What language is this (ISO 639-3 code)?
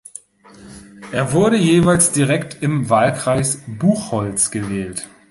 deu